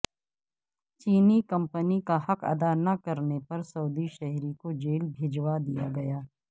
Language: Urdu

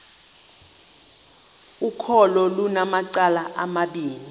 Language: Xhosa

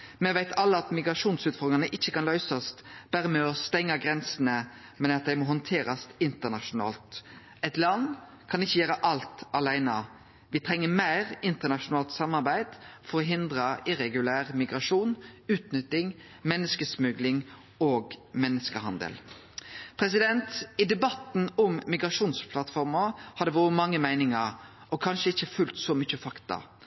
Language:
Norwegian Nynorsk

